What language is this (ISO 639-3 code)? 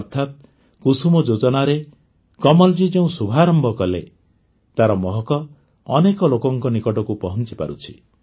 ori